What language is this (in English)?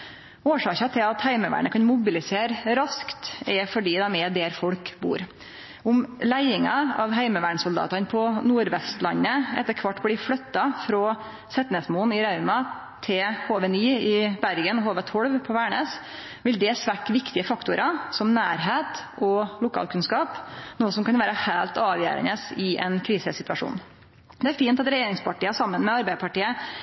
Norwegian Nynorsk